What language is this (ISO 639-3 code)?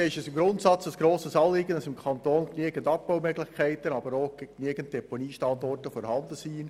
gsw